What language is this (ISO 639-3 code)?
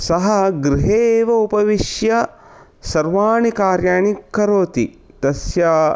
san